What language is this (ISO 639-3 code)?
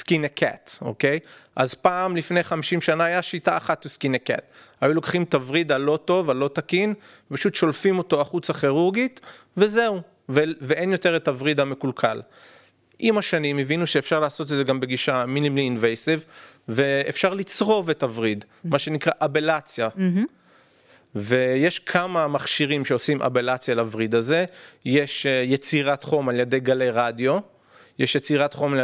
heb